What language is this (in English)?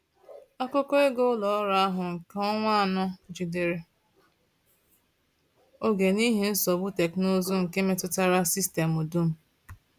Igbo